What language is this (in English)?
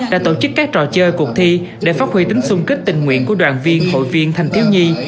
Vietnamese